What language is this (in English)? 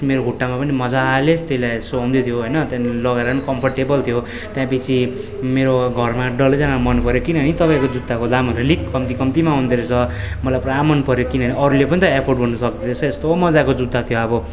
Nepali